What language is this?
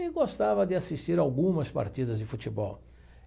Portuguese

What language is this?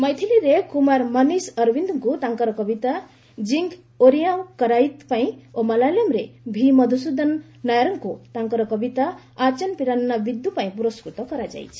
Odia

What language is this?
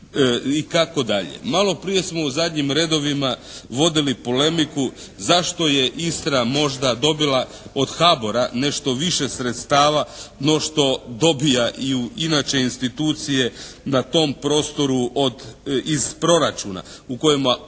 Croatian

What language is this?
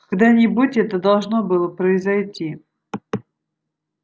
Russian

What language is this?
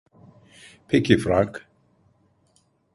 Turkish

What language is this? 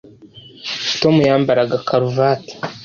Kinyarwanda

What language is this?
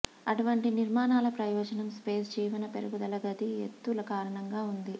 Telugu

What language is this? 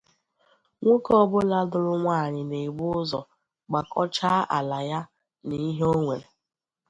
Igbo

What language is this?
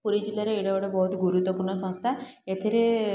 Odia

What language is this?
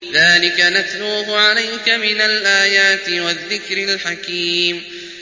Arabic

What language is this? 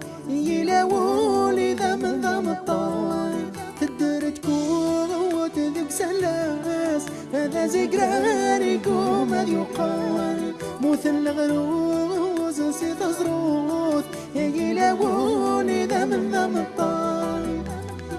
Arabic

